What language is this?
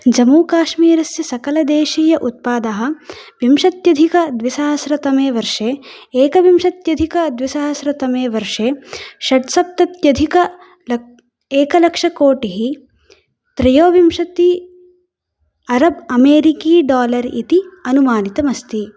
Sanskrit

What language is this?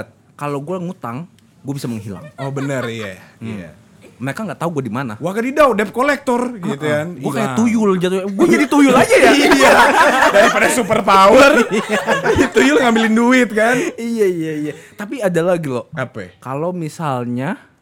Indonesian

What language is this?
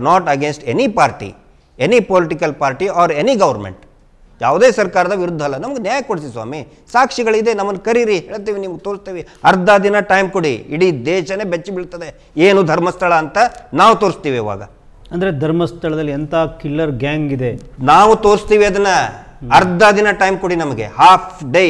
Hindi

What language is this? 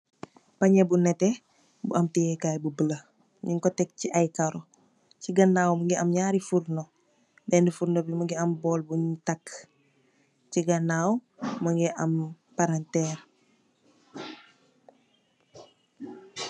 Wolof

